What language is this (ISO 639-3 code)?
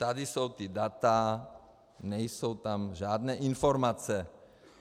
ces